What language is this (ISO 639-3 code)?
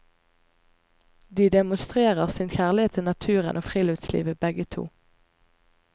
nor